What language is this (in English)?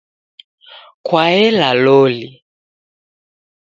Taita